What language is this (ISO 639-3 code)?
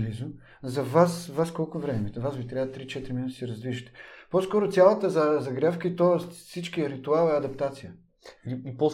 bul